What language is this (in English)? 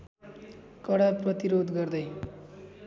Nepali